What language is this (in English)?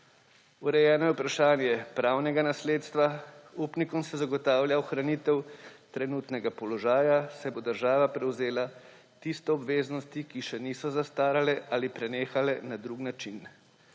Slovenian